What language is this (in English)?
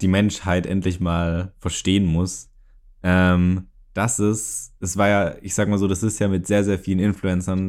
German